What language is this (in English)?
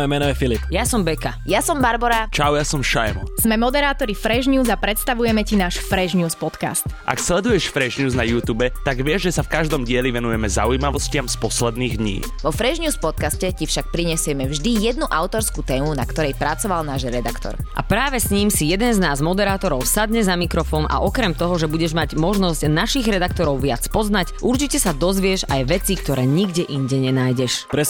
Slovak